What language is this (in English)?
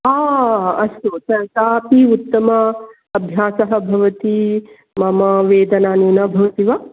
Sanskrit